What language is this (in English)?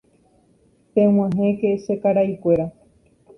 Guarani